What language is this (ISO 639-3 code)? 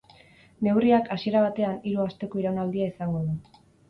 eus